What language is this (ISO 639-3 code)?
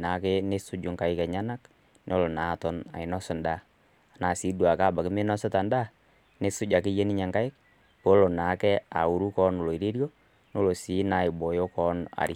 mas